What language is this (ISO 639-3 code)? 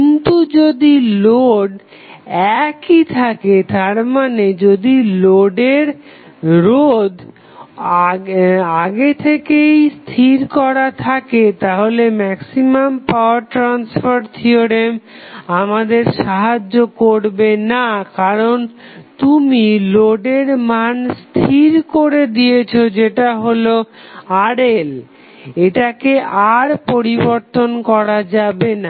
ben